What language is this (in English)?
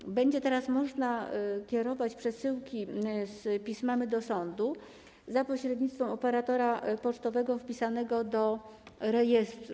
Polish